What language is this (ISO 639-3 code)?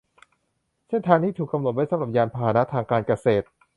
tha